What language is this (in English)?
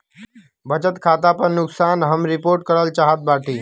Bhojpuri